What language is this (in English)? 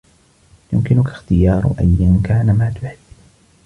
Arabic